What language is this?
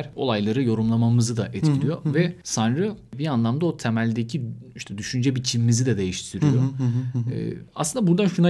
Turkish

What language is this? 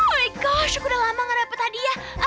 Indonesian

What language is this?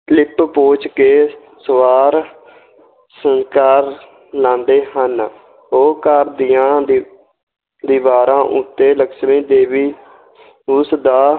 Punjabi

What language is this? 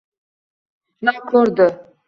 Uzbek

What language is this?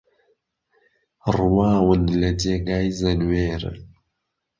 Central Kurdish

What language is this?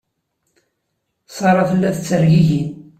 Kabyle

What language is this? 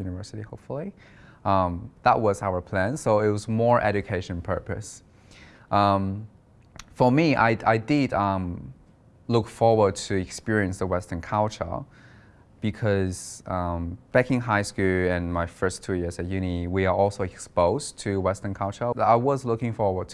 English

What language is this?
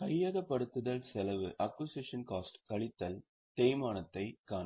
Tamil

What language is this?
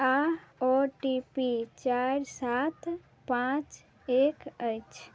Maithili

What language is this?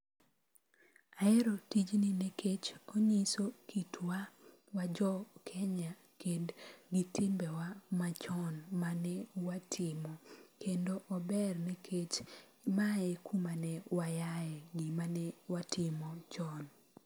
Luo (Kenya and Tanzania)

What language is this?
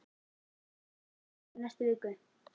Icelandic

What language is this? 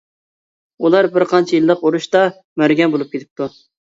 Uyghur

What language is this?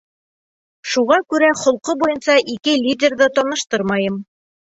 Bashkir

